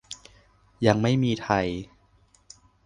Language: Thai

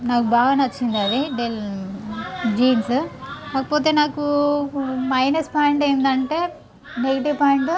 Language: Telugu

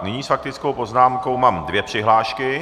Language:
Czech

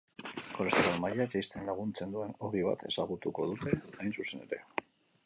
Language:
Basque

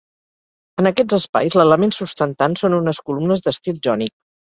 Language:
Catalan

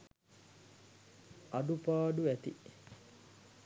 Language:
Sinhala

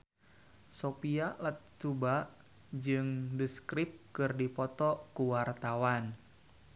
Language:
Sundanese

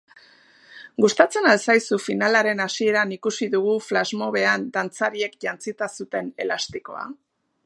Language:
Basque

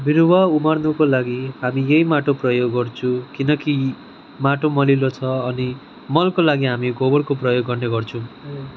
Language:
Nepali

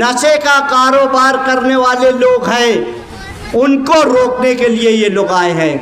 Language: Hindi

